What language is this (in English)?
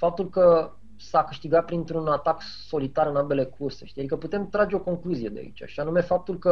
Romanian